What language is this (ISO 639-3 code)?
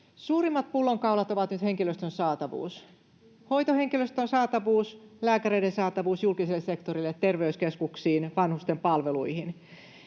fin